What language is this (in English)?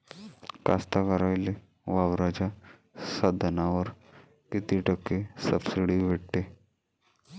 Marathi